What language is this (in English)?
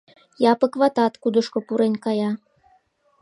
Mari